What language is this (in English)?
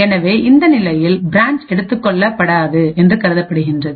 Tamil